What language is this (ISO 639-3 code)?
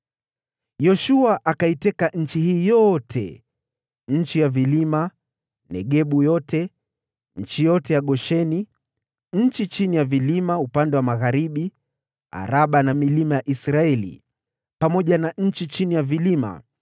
swa